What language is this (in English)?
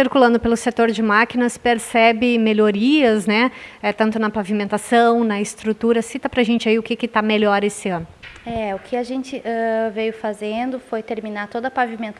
Portuguese